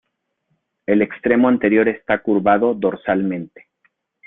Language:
Spanish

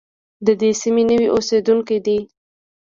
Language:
Pashto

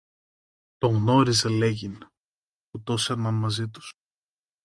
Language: Greek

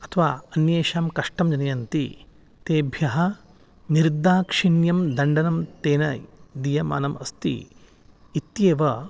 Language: Sanskrit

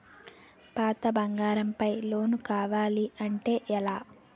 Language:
Telugu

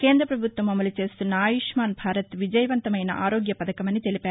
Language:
Telugu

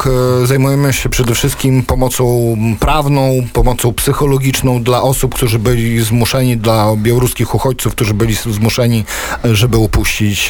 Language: Polish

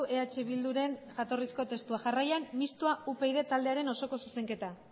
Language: Basque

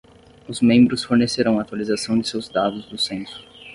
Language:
Portuguese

